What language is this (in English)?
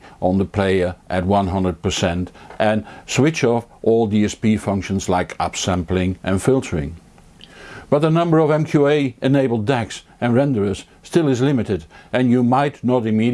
English